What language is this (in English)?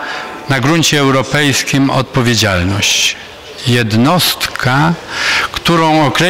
Polish